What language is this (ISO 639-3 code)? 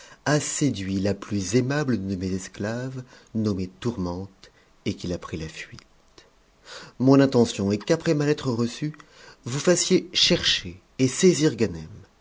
fra